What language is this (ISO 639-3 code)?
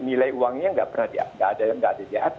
ind